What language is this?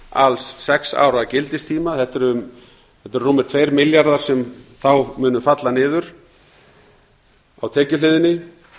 Icelandic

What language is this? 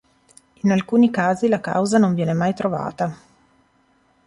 Italian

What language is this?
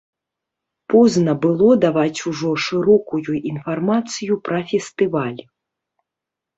Belarusian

